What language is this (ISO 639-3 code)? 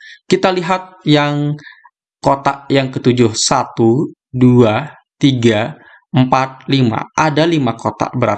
ind